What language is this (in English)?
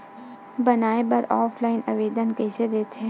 Chhattisgarhi